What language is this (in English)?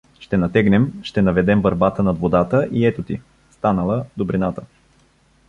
Bulgarian